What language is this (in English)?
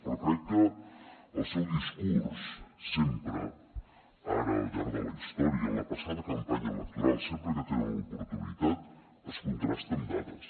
Catalan